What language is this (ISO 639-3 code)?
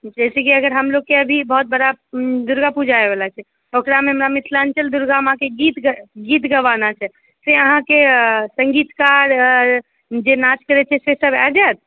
mai